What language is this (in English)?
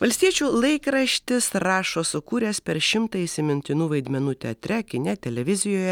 Lithuanian